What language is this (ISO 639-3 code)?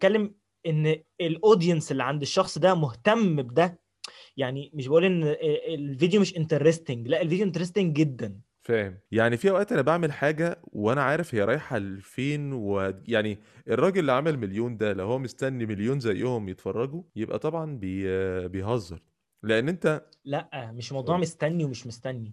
ara